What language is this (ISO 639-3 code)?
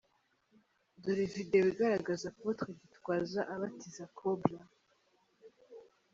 kin